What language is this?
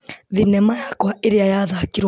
Kikuyu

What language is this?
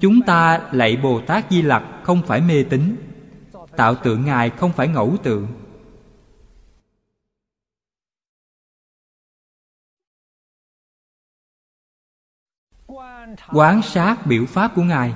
Vietnamese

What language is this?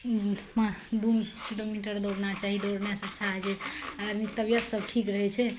Maithili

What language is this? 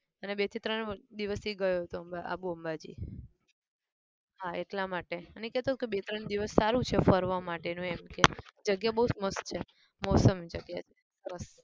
Gujarati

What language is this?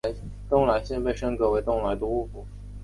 Chinese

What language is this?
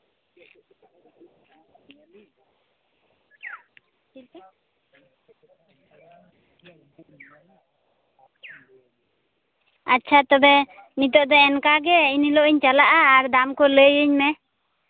Santali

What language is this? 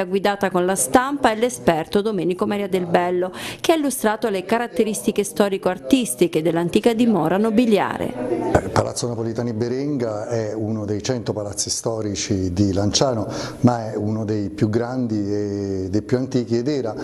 Italian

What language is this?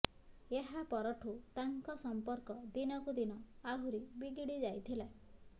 Odia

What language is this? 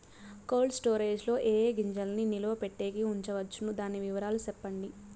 Telugu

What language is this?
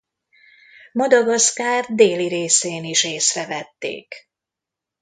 Hungarian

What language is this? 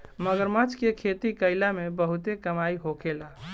Bhojpuri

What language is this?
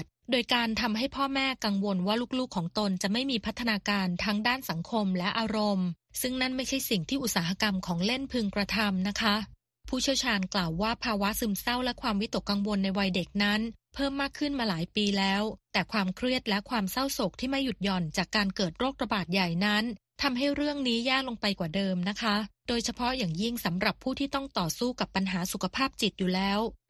Thai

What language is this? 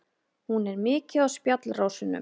Icelandic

